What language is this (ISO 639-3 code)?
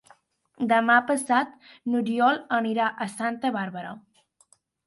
cat